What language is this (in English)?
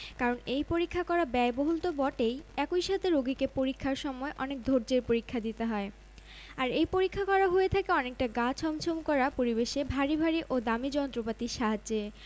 Bangla